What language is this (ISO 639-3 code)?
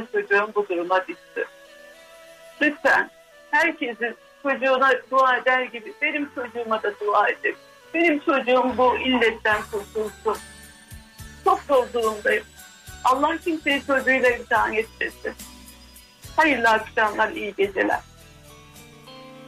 tur